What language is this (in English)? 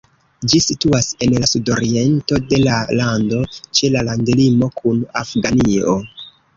Esperanto